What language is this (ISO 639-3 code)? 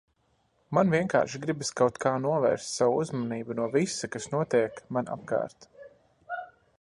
lav